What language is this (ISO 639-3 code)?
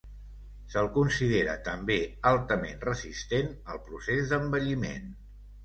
cat